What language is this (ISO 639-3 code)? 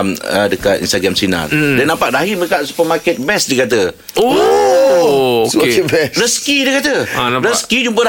msa